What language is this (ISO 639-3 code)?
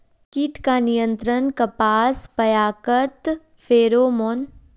mag